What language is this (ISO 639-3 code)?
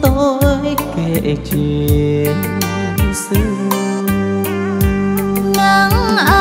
vie